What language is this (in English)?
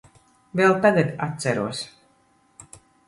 Latvian